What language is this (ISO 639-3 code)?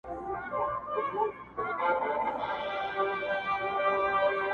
pus